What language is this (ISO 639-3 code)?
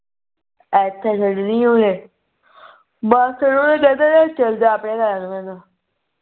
pan